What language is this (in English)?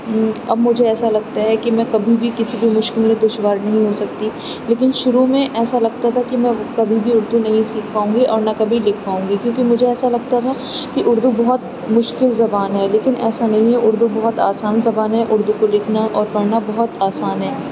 Urdu